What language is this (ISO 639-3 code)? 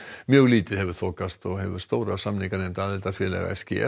isl